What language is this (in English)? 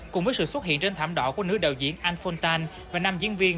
Vietnamese